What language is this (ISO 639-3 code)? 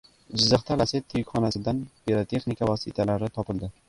uzb